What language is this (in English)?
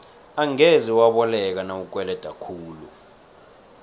South Ndebele